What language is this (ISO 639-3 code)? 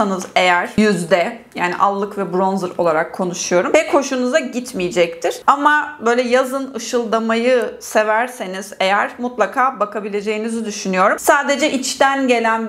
tur